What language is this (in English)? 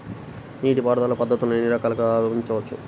Telugu